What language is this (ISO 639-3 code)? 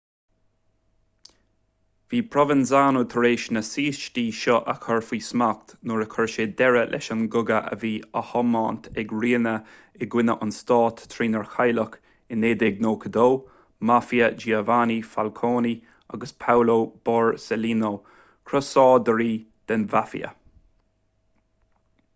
gle